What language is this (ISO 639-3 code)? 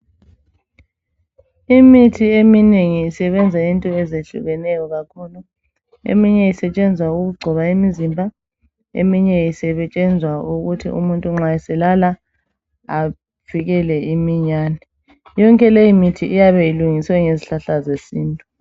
nde